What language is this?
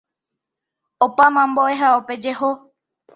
Guarani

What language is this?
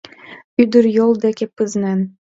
Mari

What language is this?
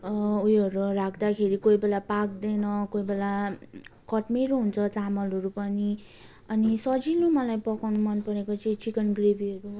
Nepali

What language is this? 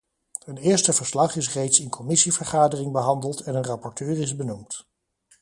Dutch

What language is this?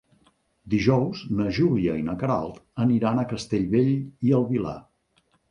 Catalan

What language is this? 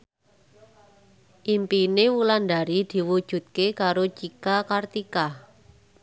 Javanese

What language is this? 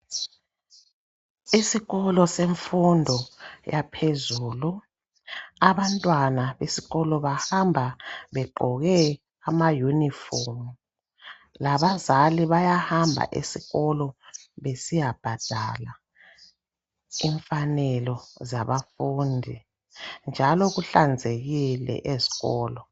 North Ndebele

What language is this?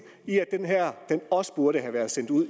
Danish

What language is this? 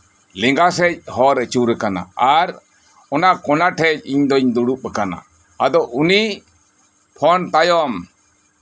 Santali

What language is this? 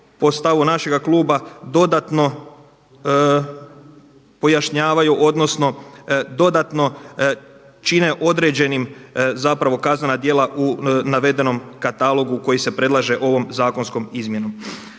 Croatian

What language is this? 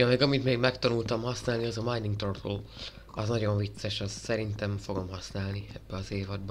Hungarian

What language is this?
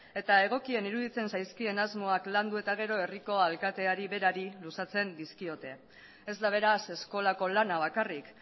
Basque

